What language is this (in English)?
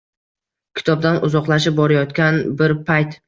Uzbek